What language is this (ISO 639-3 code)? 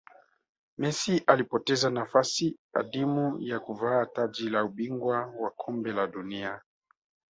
swa